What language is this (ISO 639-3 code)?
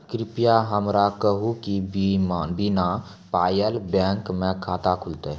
mai